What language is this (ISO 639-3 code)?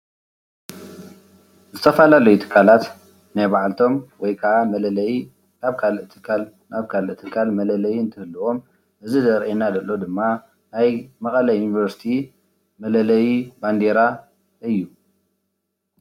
tir